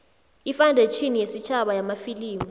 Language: South Ndebele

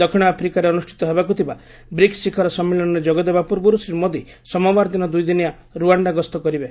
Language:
Odia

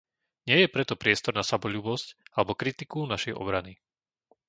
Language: Slovak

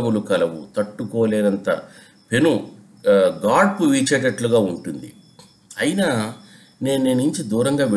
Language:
Telugu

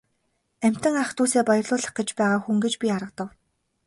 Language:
Mongolian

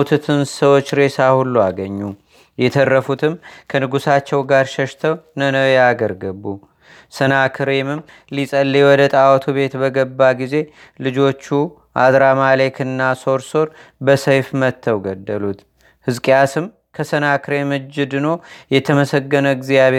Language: Amharic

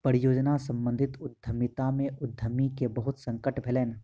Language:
Maithili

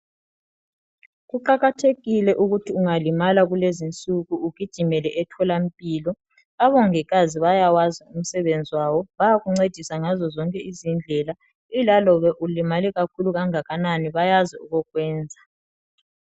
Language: North Ndebele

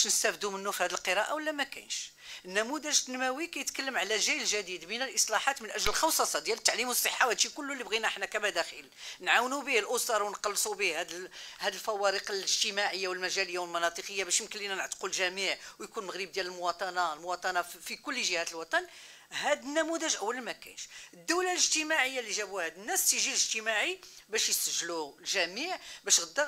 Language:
Arabic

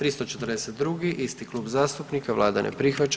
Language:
Croatian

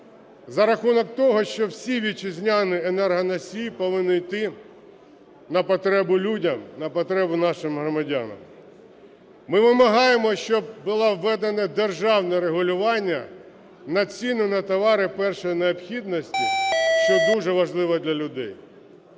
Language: Ukrainian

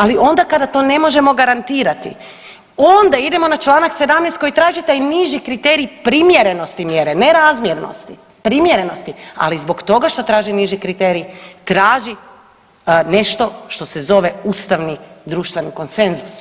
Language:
Croatian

